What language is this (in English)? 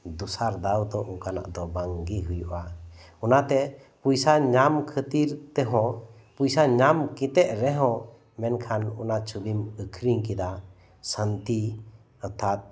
Santali